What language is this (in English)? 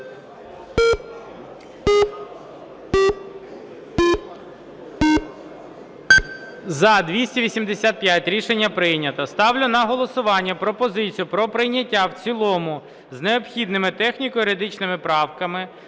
Ukrainian